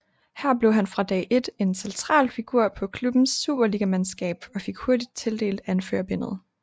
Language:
Danish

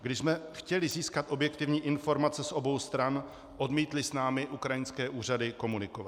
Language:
Czech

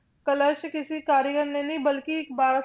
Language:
Punjabi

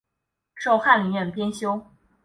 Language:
Chinese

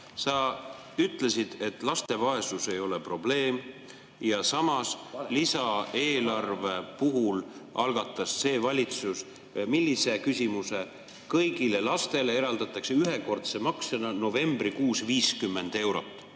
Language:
Estonian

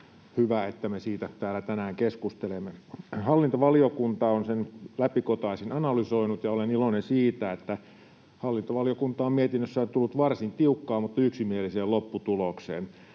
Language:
Finnish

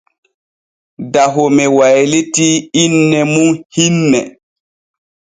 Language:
Borgu Fulfulde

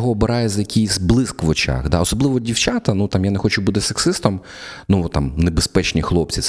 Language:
Ukrainian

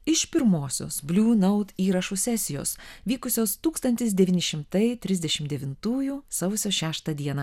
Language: Lithuanian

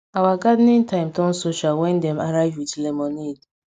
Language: Nigerian Pidgin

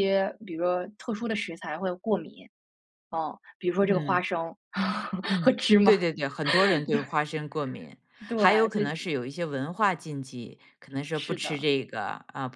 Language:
Chinese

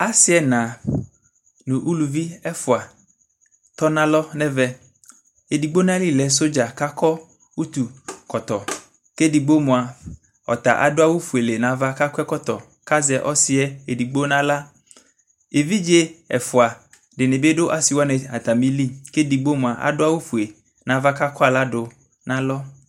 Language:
Ikposo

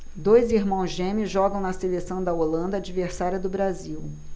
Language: Portuguese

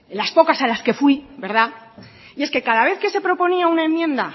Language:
Spanish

